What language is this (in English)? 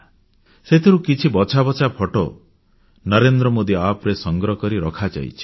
Odia